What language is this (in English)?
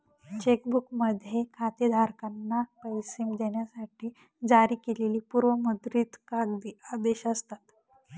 Marathi